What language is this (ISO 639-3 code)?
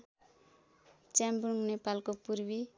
nep